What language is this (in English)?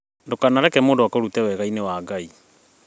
Kikuyu